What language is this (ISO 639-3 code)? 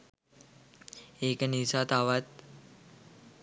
sin